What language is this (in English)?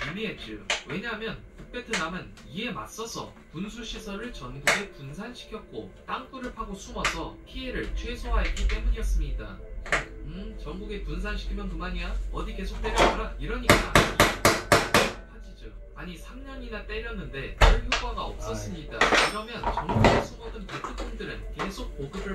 Korean